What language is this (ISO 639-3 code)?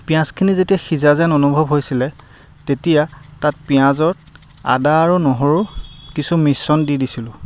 asm